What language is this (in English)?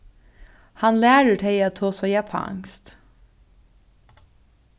Faroese